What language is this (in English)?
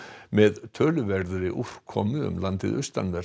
Icelandic